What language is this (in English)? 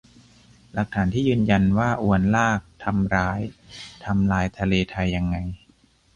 Thai